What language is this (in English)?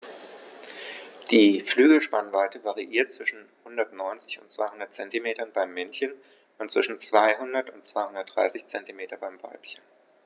German